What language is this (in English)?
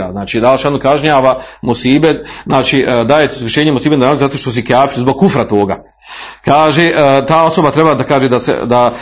Croatian